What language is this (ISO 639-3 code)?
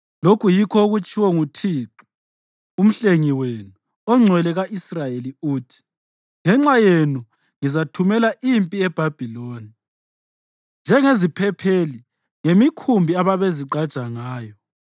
nde